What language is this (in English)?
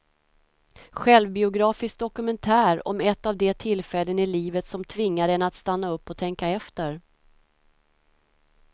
Swedish